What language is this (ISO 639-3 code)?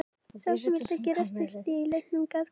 isl